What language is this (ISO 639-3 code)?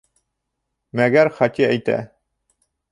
bak